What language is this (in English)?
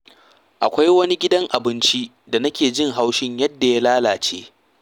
Hausa